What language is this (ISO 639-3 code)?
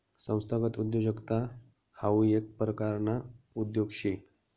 mar